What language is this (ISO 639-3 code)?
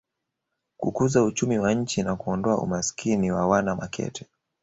swa